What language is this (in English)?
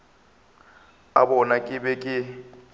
Northern Sotho